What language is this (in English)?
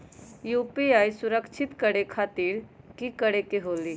Magahi